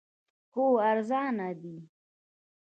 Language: Pashto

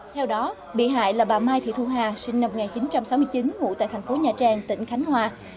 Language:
Vietnamese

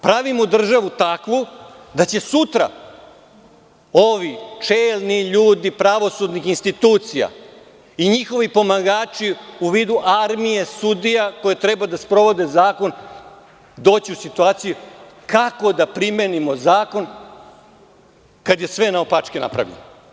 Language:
Serbian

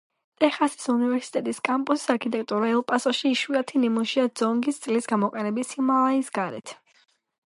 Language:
Georgian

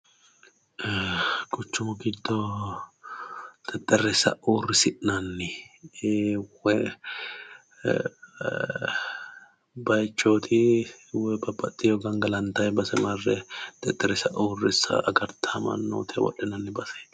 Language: Sidamo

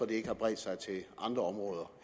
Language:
Danish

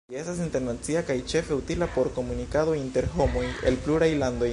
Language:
Esperanto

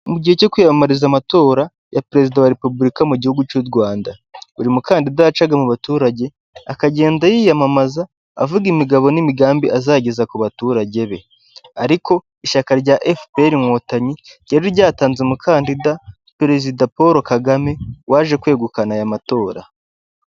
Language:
Kinyarwanda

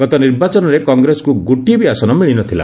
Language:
Odia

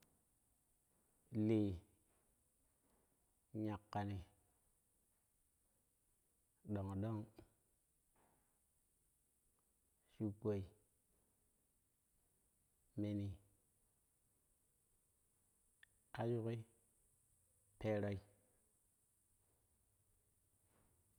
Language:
Kushi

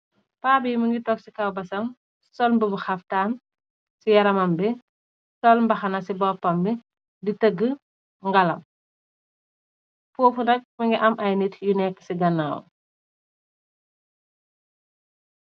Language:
Wolof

